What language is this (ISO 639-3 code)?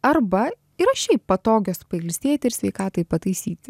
lit